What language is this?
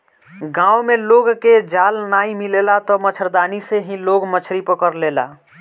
Bhojpuri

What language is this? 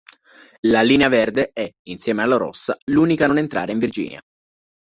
Italian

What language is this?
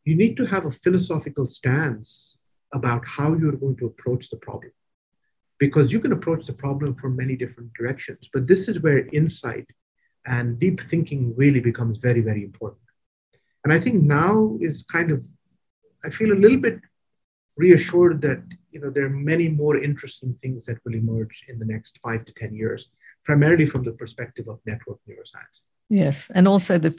English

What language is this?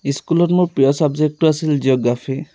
Assamese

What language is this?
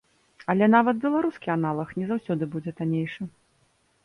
Belarusian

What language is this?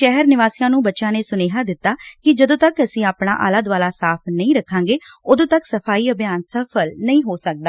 Punjabi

